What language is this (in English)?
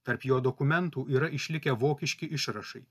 Lithuanian